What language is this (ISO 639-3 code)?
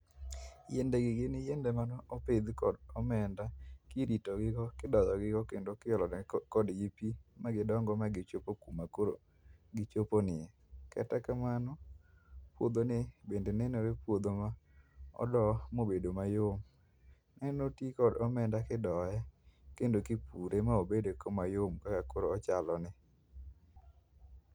luo